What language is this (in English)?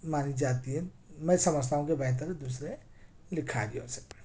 Urdu